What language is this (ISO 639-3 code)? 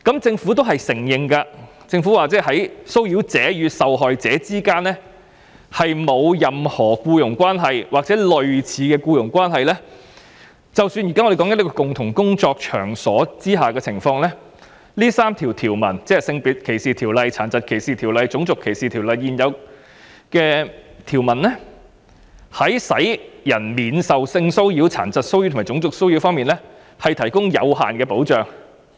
yue